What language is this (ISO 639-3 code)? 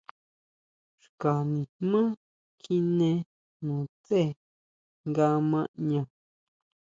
mau